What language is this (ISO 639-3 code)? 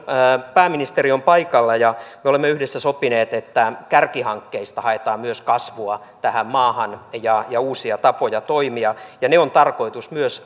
fin